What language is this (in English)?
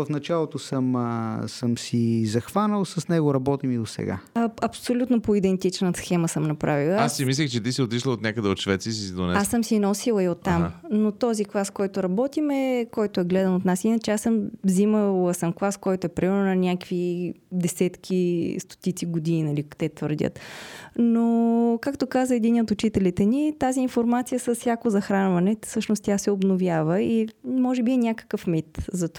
Bulgarian